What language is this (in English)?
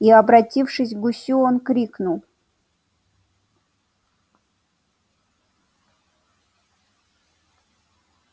Russian